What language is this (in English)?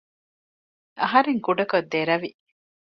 Divehi